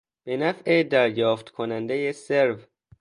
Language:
Persian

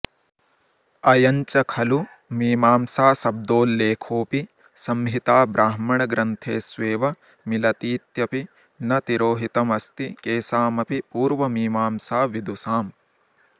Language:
Sanskrit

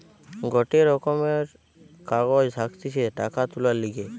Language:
Bangla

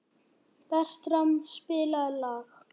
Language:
Icelandic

